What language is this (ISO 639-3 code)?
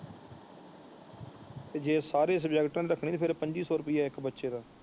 pan